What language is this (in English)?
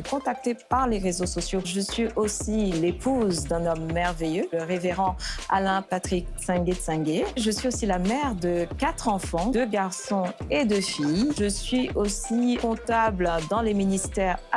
French